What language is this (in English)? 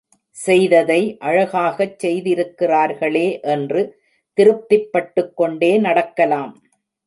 Tamil